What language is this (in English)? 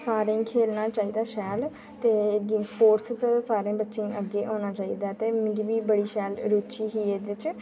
Dogri